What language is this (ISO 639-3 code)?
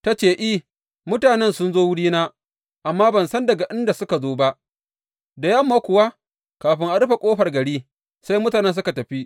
hau